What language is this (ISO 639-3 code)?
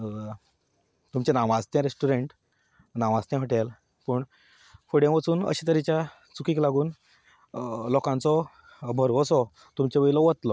kok